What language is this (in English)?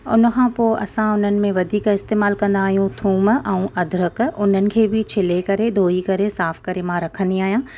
Sindhi